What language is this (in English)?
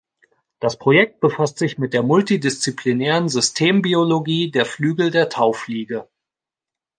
German